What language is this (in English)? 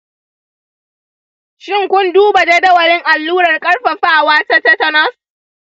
Hausa